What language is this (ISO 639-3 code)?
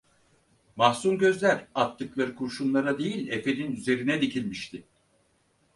tur